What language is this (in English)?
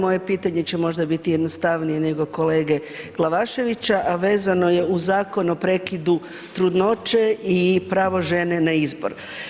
Croatian